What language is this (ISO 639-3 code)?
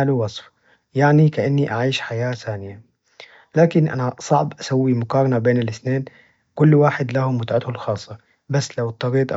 ars